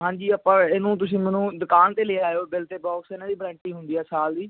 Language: Punjabi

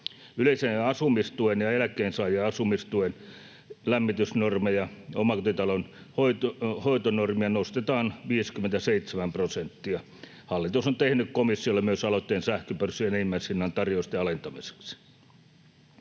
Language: Finnish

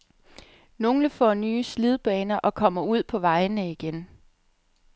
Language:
Danish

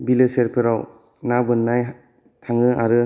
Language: Bodo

